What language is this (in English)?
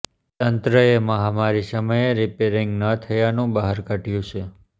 Gujarati